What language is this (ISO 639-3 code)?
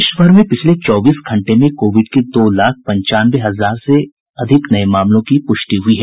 hin